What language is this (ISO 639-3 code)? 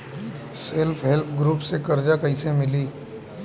bho